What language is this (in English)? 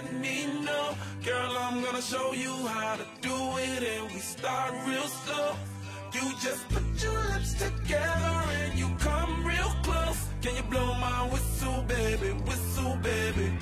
Chinese